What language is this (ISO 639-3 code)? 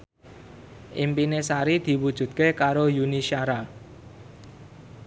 jav